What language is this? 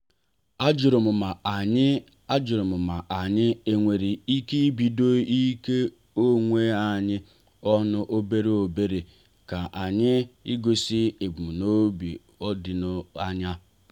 Igbo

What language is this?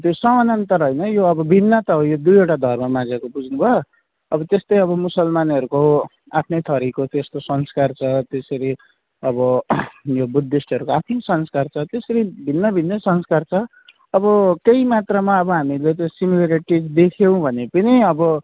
Nepali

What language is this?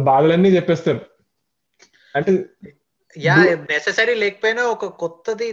Telugu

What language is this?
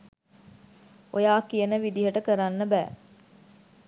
Sinhala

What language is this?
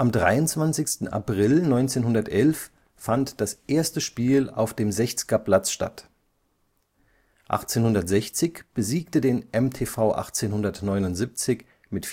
German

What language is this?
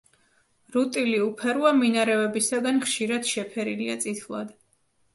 Georgian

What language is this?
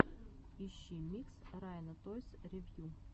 Russian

